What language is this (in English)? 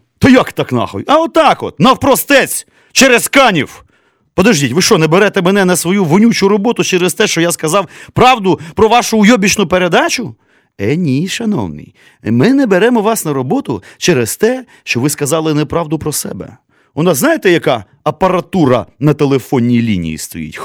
Ukrainian